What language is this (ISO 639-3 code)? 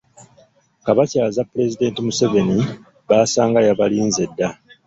lug